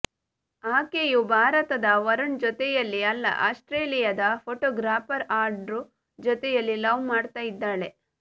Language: Kannada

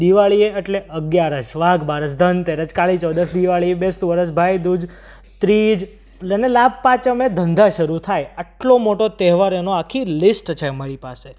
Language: Gujarati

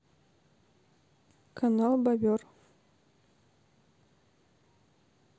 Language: Russian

